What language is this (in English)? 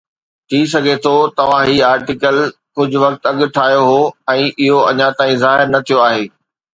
Sindhi